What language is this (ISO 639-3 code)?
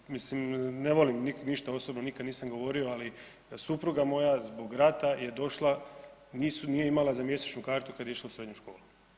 hrv